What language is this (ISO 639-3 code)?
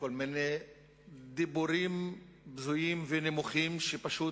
heb